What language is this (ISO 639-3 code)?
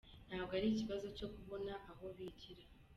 kin